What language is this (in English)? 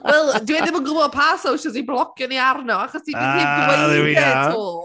Welsh